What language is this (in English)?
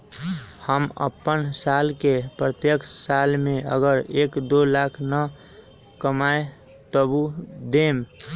Magahi